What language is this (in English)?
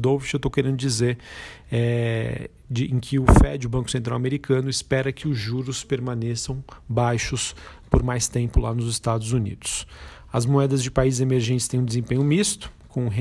Portuguese